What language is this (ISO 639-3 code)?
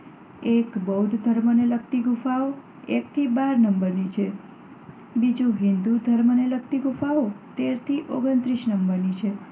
guj